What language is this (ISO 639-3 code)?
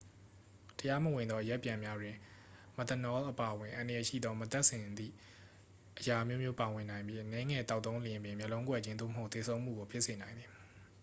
mya